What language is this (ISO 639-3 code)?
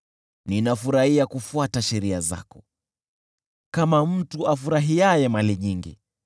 swa